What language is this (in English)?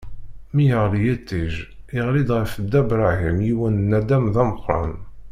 Kabyle